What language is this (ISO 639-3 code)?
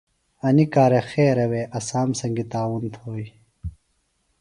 phl